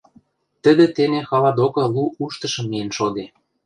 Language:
Western Mari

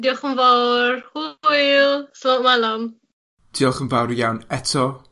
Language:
Welsh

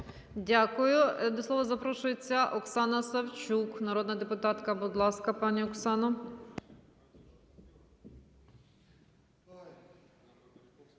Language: Ukrainian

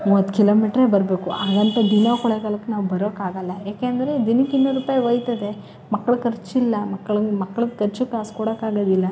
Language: Kannada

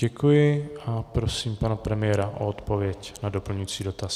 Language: Czech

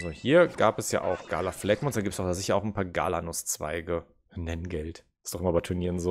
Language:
German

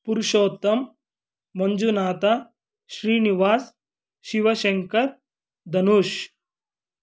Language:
Kannada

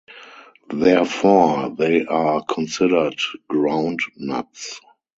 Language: English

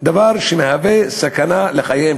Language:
Hebrew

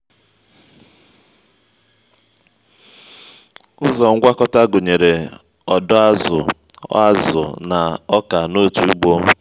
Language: Igbo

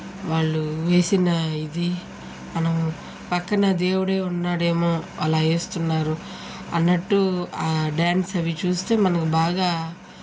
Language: Telugu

